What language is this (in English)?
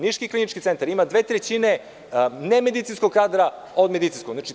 Serbian